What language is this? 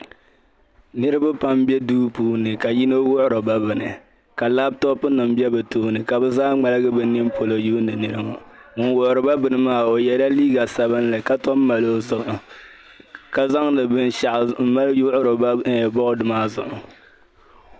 Dagbani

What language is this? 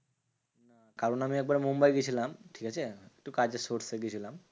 Bangla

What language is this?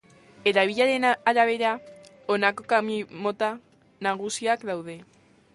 Basque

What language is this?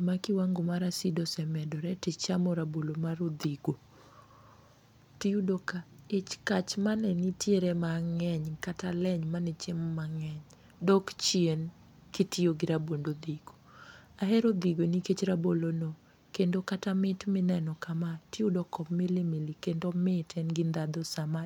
Luo (Kenya and Tanzania)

